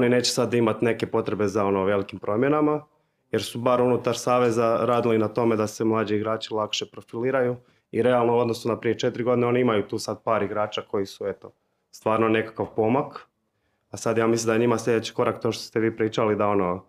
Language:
Croatian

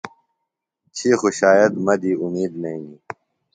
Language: Phalura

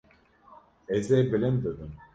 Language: Kurdish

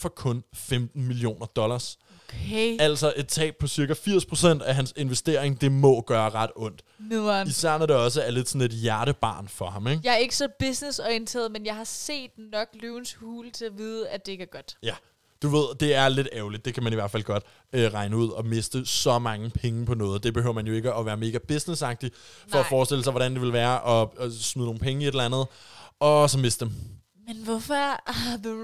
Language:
Danish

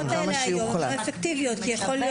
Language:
Hebrew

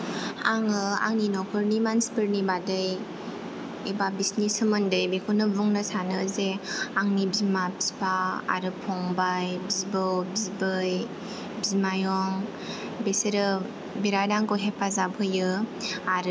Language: Bodo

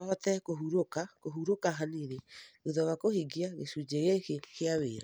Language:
Kikuyu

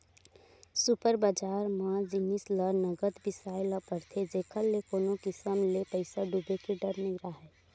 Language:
Chhattisgarhi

